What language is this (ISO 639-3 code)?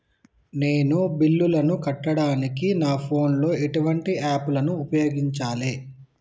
tel